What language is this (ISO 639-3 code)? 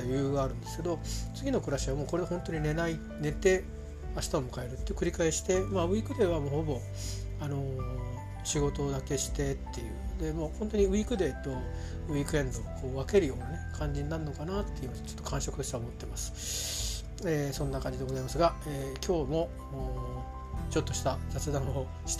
jpn